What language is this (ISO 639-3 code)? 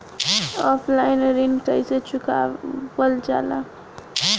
bho